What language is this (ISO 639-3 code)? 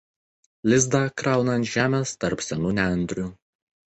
lit